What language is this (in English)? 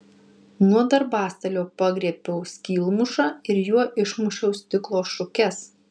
Lithuanian